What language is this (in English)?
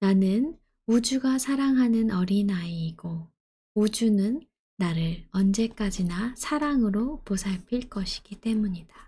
Korean